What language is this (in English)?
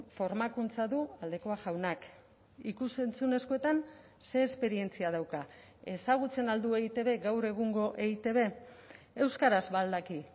Basque